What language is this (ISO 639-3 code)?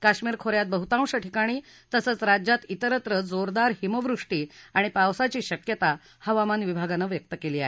mar